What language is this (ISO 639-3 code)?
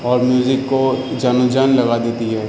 urd